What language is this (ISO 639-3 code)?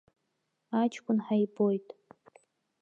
abk